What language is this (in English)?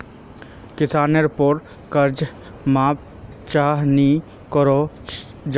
Magahi